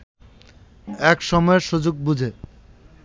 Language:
Bangla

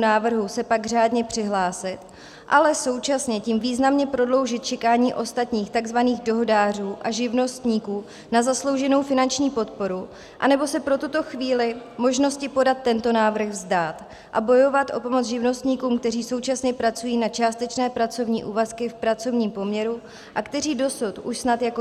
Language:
Czech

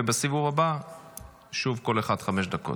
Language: Hebrew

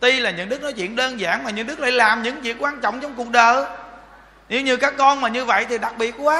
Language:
Vietnamese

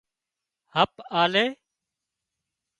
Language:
Wadiyara Koli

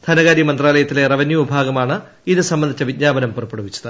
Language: Malayalam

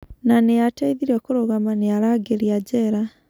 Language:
Kikuyu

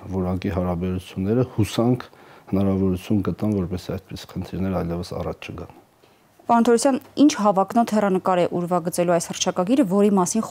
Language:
Romanian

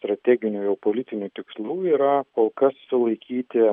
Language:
Lithuanian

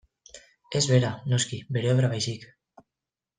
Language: Basque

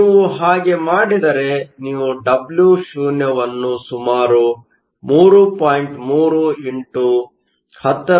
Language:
Kannada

